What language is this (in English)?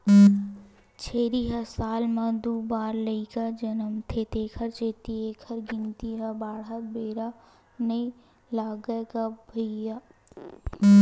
Chhattisgarhi